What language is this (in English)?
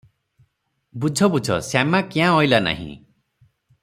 Odia